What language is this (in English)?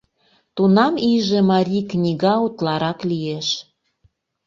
Mari